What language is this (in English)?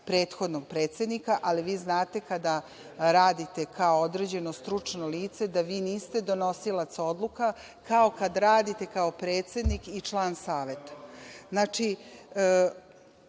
Serbian